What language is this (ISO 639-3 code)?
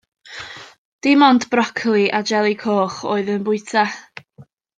cym